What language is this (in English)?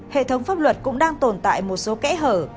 Vietnamese